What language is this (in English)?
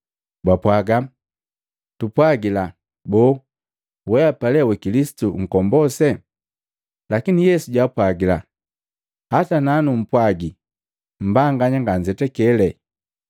Matengo